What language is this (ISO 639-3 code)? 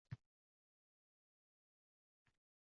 uzb